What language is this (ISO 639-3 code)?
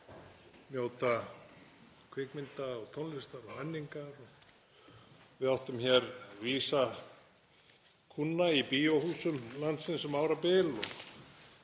isl